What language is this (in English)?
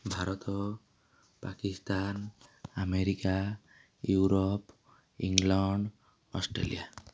Odia